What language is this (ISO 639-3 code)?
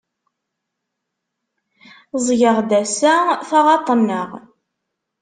kab